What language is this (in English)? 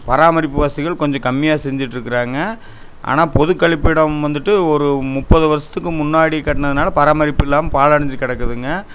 Tamil